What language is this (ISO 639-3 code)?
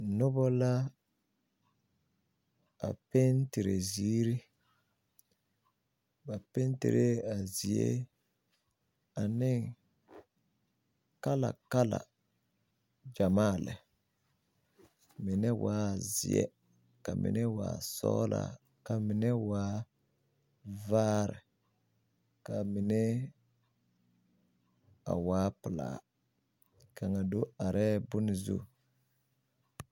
dga